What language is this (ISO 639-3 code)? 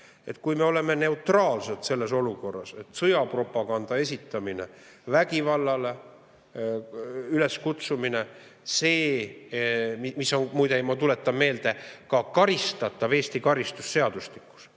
est